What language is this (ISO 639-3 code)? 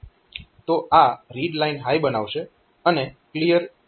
guj